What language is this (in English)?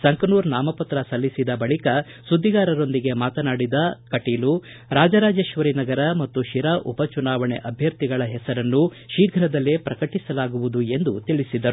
Kannada